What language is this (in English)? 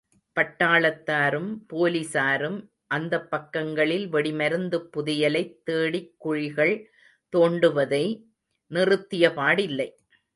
Tamil